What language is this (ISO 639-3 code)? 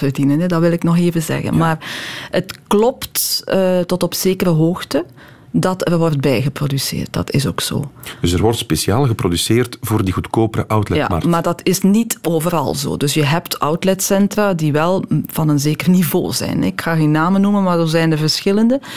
nld